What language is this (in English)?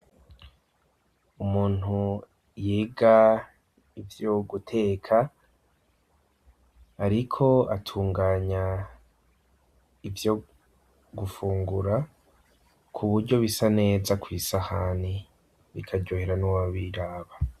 Rundi